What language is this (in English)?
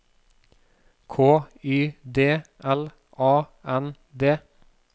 Norwegian